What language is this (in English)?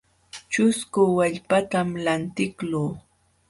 Jauja Wanca Quechua